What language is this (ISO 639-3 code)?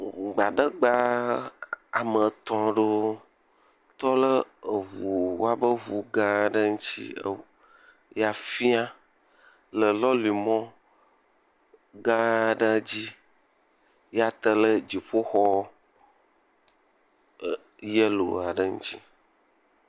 ewe